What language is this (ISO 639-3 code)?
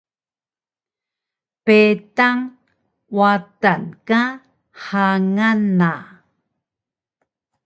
trv